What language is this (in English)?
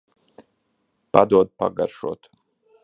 Latvian